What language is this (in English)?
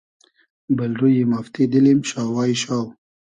Hazaragi